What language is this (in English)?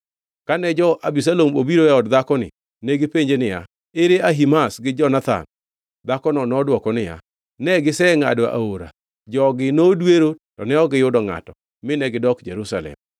Luo (Kenya and Tanzania)